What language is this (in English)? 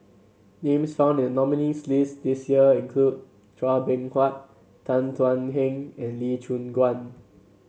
English